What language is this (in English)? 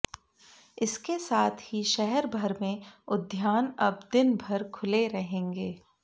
Hindi